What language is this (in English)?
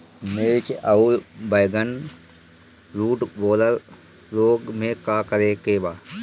Bhojpuri